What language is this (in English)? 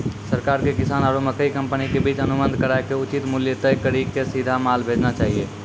Maithili